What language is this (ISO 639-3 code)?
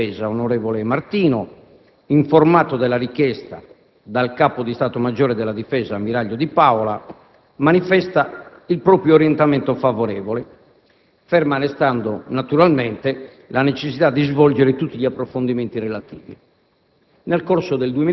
ita